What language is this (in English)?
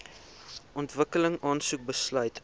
Afrikaans